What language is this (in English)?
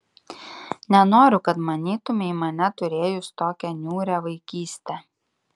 Lithuanian